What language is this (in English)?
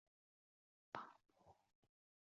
Chinese